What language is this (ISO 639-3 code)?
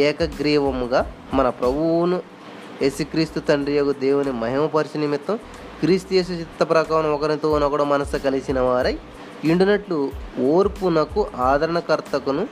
tel